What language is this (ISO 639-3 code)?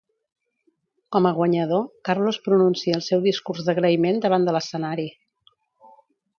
cat